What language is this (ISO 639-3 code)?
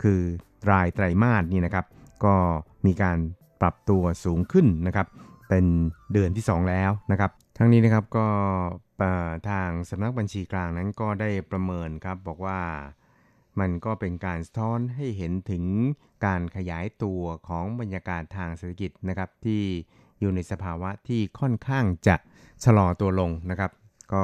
tha